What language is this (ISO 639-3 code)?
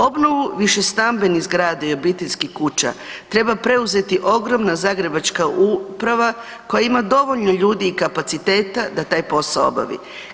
hrv